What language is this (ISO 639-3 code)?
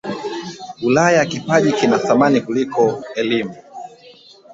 swa